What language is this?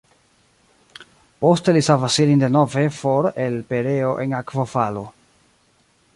Esperanto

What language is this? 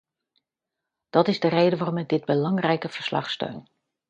Dutch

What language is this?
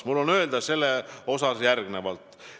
Estonian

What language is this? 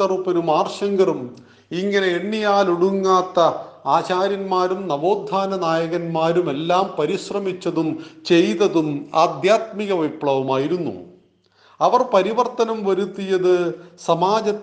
Malayalam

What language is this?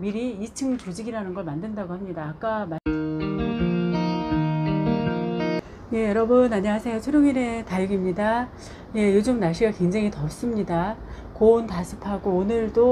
Korean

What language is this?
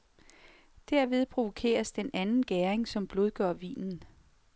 Danish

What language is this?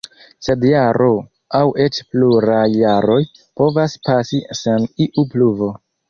Esperanto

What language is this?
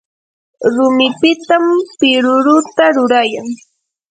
Yanahuanca Pasco Quechua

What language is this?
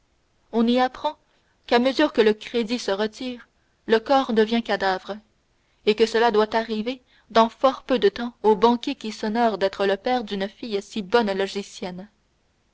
French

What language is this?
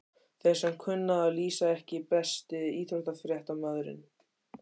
Icelandic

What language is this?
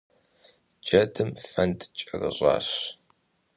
Kabardian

